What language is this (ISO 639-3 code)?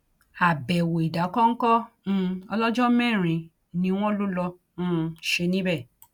yor